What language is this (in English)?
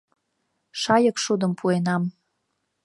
Mari